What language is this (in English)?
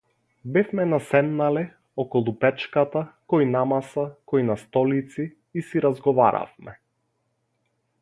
Macedonian